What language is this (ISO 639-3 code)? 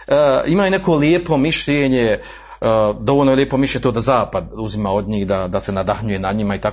hrv